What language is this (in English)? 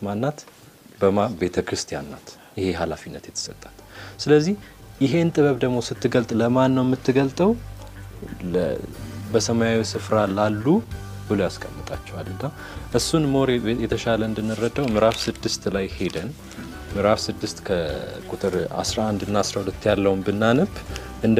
Amharic